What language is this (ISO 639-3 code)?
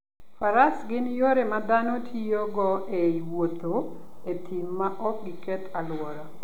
luo